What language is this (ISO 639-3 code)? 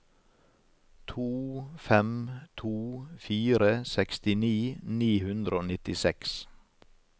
nor